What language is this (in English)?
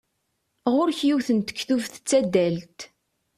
Kabyle